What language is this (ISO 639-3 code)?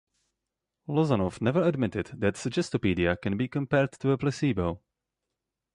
eng